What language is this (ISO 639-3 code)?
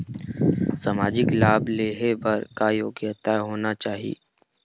hne